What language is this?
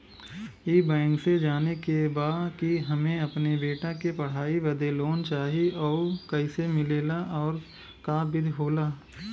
Bhojpuri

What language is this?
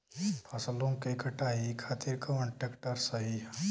Bhojpuri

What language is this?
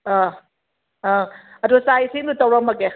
Manipuri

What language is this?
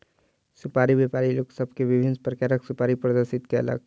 Maithili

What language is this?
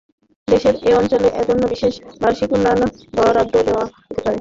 Bangla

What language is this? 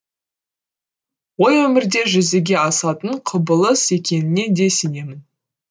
Kazakh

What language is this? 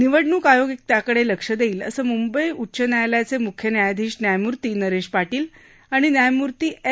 Marathi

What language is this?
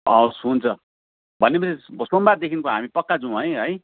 Nepali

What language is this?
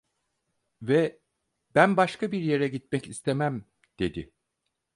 Turkish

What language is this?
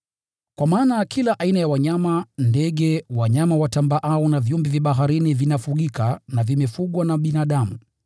Swahili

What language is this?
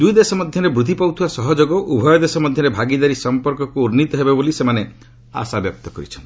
Odia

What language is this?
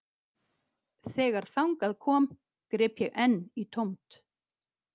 Icelandic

